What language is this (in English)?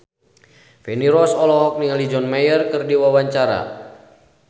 Sundanese